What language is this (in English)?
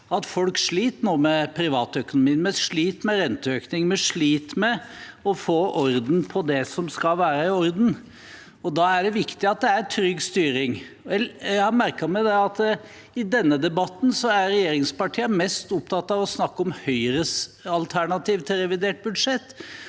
Norwegian